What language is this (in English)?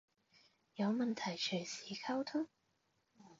Cantonese